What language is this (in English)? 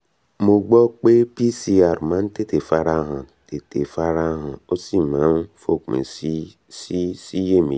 Yoruba